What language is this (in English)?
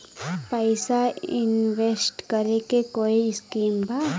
Bhojpuri